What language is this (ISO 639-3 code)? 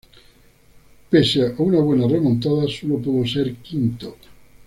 spa